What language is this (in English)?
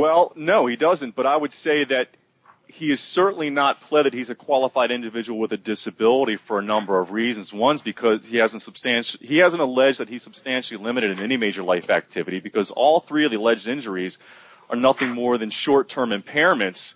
English